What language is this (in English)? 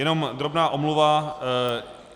Czech